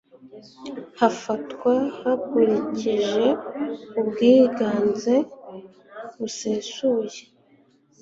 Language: Kinyarwanda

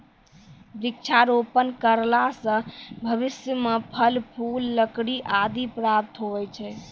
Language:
Maithili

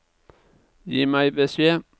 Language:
Norwegian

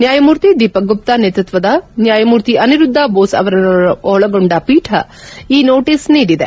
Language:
Kannada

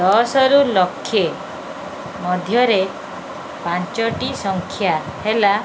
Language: Odia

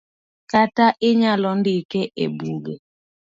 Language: Luo (Kenya and Tanzania)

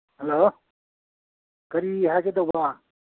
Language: Manipuri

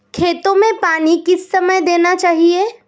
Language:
Hindi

